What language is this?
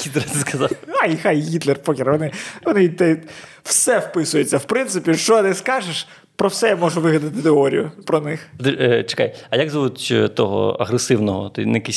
Ukrainian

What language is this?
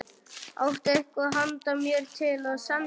Icelandic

